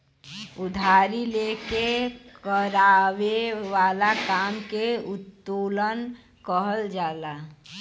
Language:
Bhojpuri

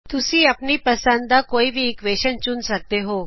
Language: Punjabi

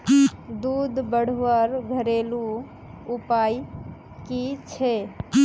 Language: Magahi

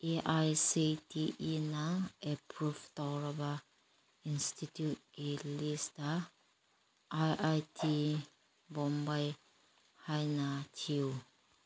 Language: Manipuri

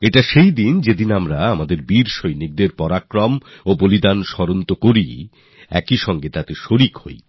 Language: Bangla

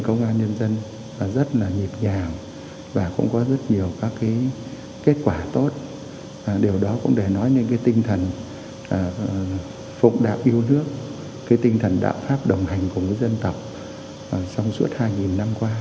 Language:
Vietnamese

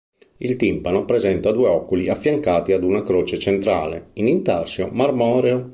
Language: Italian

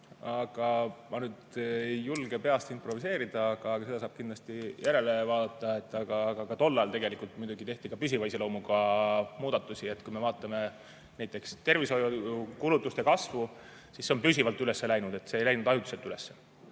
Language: Estonian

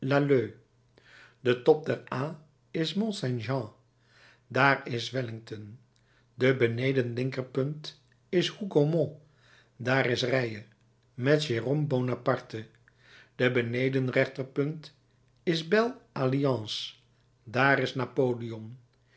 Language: Dutch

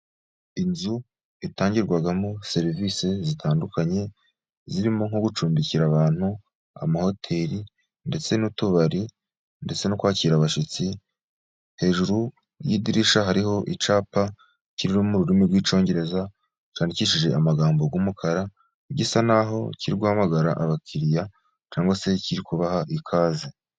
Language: Kinyarwanda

